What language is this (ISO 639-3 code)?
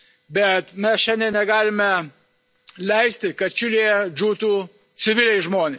lit